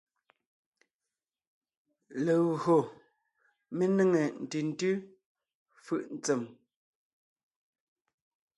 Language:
Ngiemboon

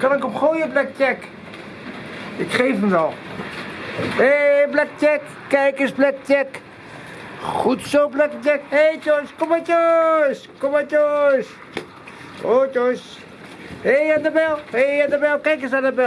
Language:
Dutch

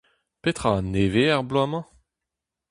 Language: Breton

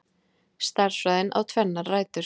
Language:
Icelandic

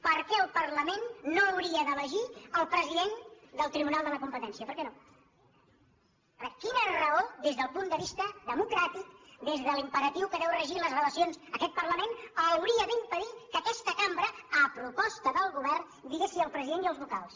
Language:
Catalan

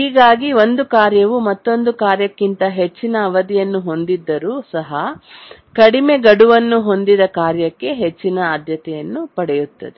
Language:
Kannada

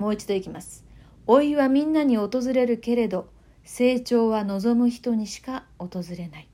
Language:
Japanese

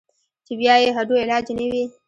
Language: Pashto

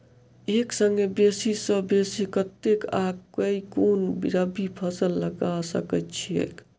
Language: Maithili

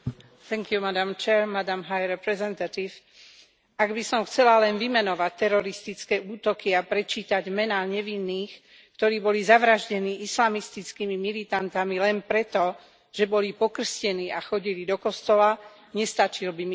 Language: Slovak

